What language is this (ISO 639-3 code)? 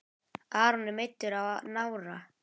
isl